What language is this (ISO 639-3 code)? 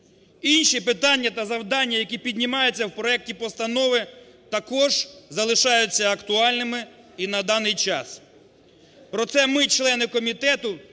ukr